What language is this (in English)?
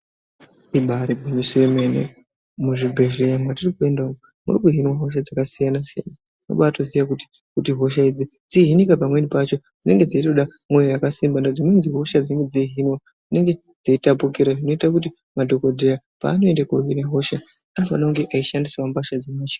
Ndau